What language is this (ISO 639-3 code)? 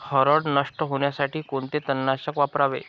mar